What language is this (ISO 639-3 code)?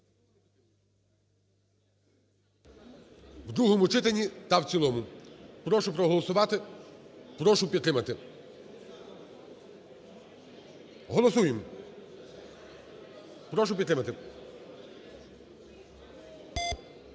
ukr